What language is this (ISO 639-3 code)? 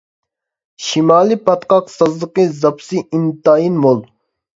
uig